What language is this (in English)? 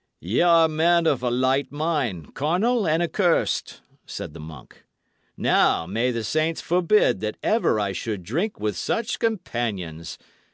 English